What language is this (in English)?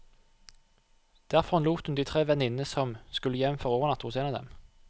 Norwegian